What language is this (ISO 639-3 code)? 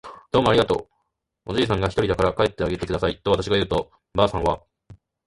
jpn